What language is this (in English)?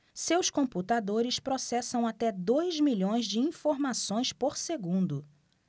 Portuguese